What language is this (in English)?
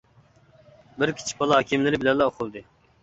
Uyghur